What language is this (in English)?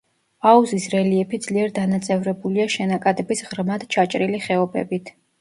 Georgian